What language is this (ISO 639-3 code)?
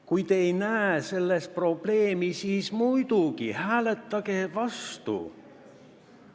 est